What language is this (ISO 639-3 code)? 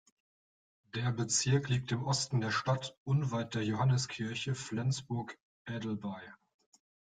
deu